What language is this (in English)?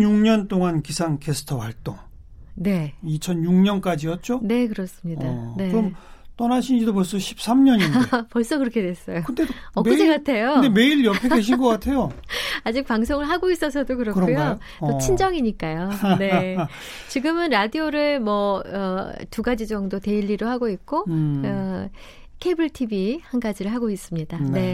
Korean